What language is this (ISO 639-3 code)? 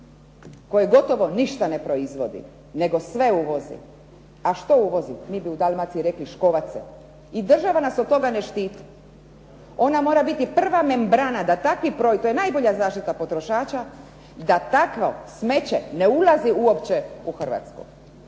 hrv